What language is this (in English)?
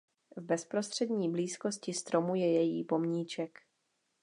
Czech